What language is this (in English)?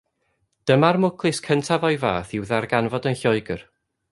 Welsh